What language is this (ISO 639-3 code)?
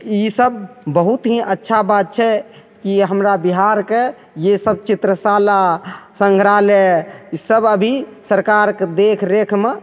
mai